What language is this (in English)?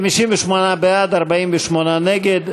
Hebrew